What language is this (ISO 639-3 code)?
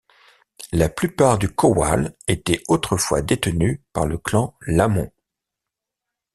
fra